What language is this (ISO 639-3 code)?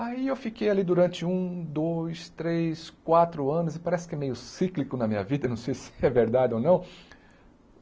por